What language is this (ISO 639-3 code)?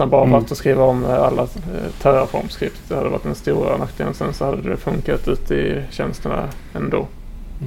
swe